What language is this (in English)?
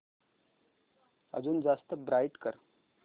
Marathi